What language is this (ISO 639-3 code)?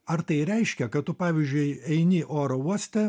lit